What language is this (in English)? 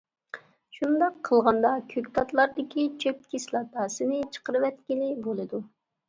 Uyghur